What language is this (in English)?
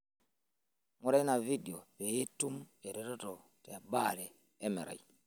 Masai